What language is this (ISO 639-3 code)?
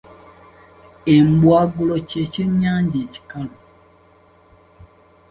lug